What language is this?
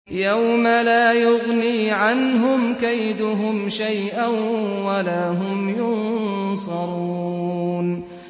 Arabic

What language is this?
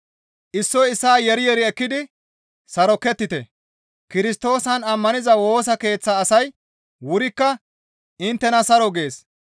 Gamo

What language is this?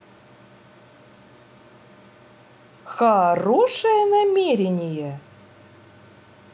Russian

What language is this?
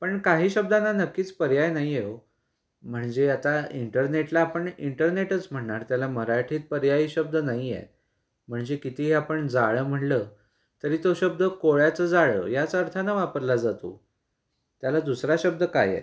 Marathi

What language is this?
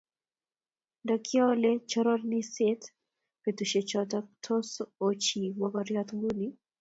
Kalenjin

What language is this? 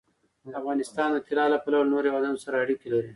Pashto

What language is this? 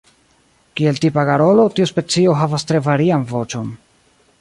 Esperanto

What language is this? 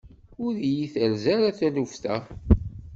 Kabyle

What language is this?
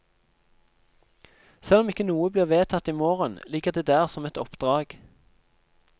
Norwegian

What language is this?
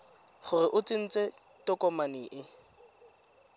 Tswana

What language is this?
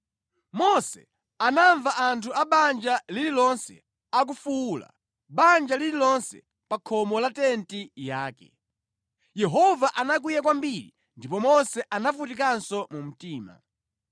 Nyanja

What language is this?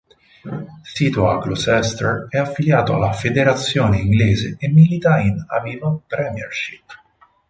Italian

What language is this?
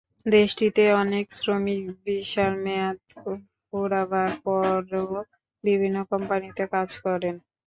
Bangla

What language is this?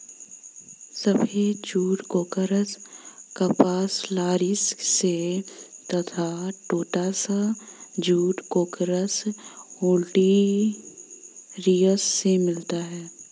Hindi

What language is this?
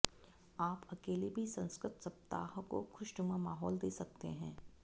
Sanskrit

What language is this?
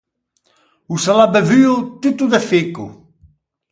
Ligurian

